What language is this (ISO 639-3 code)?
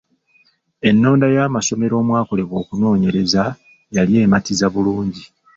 lug